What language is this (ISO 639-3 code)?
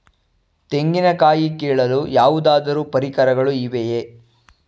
kan